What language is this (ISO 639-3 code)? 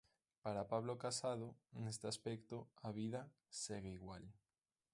glg